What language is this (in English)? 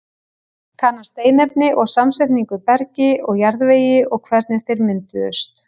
Icelandic